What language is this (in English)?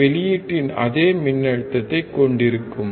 Tamil